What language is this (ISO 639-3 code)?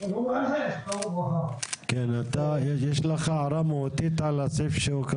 heb